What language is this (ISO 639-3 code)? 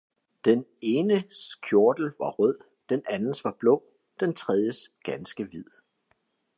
dan